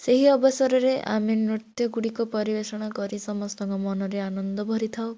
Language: Odia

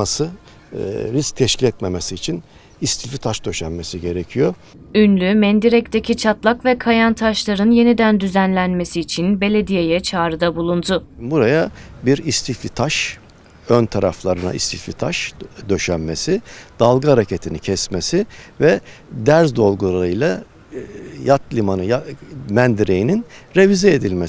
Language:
Turkish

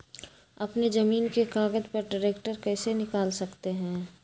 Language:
Magahi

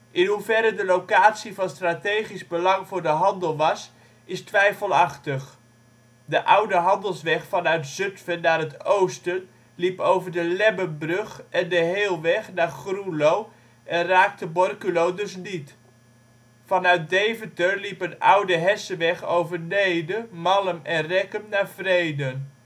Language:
Dutch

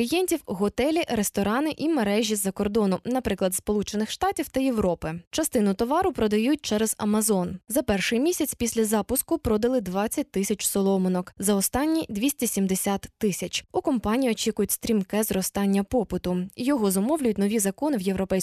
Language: Ukrainian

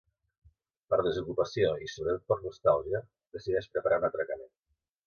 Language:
Catalan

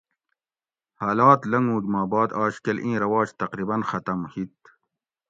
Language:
Gawri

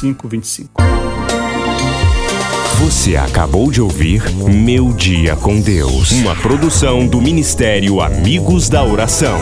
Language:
Portuguese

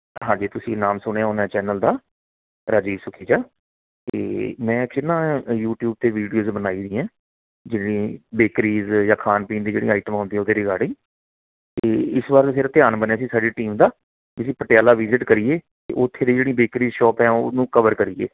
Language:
Punjabi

